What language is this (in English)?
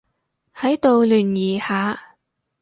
Cantonese